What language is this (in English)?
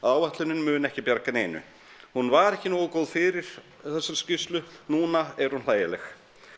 Icelandic